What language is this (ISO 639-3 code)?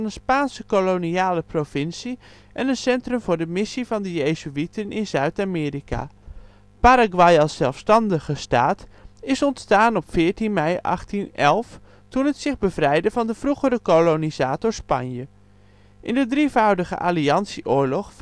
nld